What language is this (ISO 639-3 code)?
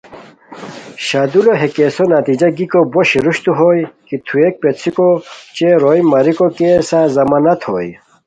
khw